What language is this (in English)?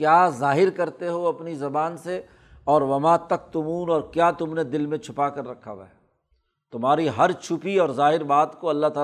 Urdu